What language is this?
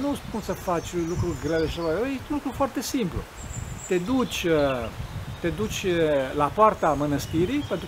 Romanian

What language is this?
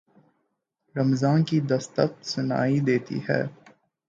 Urdu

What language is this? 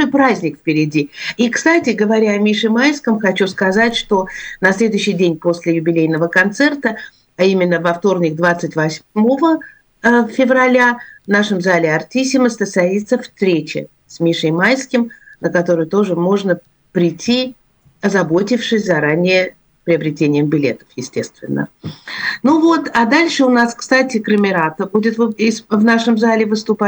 Russian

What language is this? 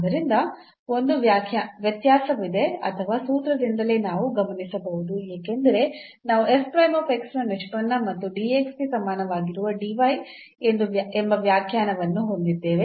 Kannada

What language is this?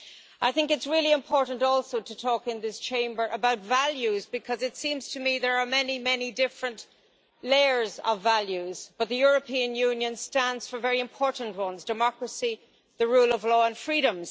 English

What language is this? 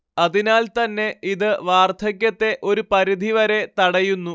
Malayalam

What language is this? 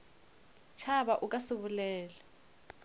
Northern Sotho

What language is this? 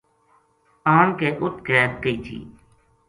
Gujari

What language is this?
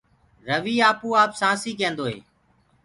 Gurgula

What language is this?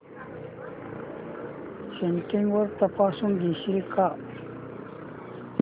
Marathi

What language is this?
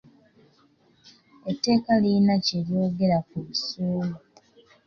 Ganda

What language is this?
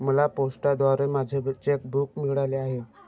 Marathi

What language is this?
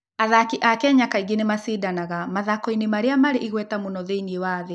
Kikuyu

